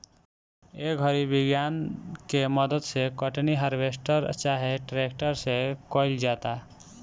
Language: Bhojpuri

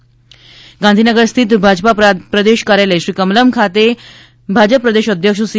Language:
Gujarati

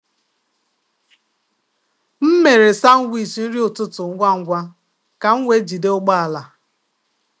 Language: Igbo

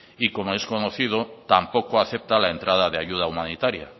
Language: Spanish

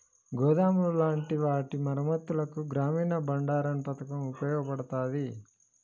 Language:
Telugu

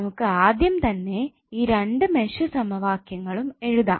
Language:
Malayalam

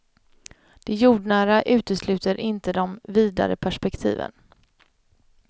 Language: Swedish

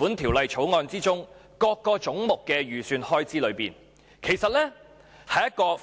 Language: Cantonese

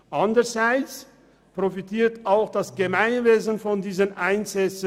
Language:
Swiss German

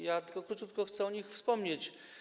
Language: Polish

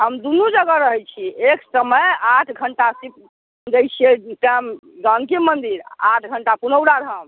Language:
Maithili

